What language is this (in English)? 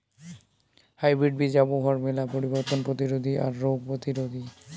Bangla